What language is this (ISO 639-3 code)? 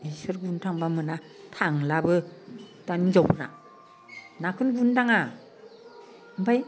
brx